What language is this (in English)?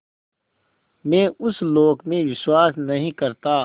Hindi